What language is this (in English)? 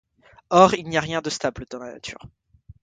French